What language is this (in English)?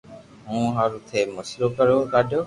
Loarki